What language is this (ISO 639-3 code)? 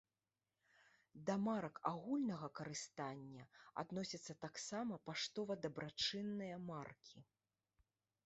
bel